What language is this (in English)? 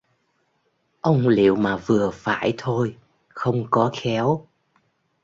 Vietnamese